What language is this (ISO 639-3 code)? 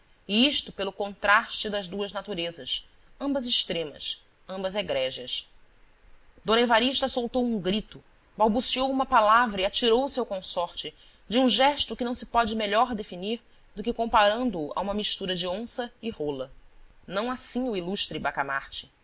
por